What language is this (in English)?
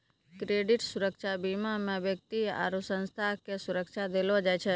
Maithili